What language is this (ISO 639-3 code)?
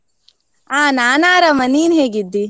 kan